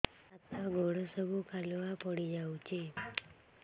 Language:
Odia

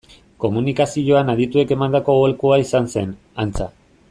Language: Basque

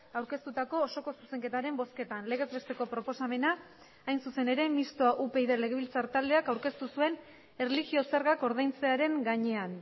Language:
Basque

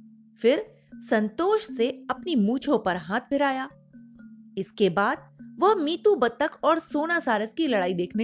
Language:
Hindi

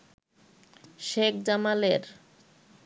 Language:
Bangla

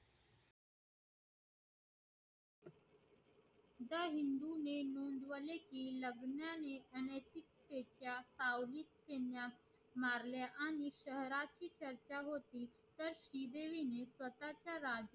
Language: Marathi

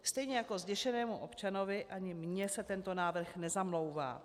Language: Czech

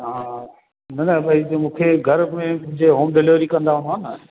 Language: Sindhi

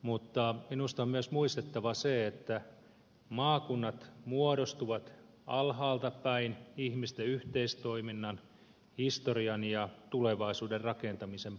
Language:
Finnish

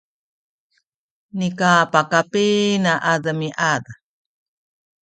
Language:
Sakizaya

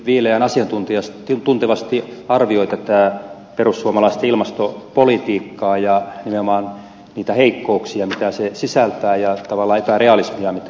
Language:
Finnish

